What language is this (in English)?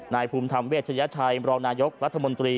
Thai